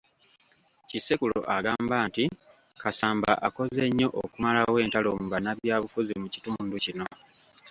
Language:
Ganda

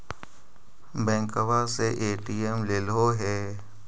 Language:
Magahi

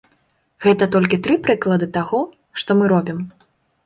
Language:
Belarusian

